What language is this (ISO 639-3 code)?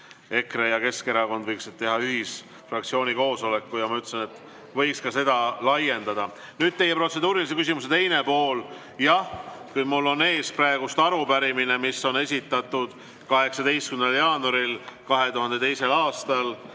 est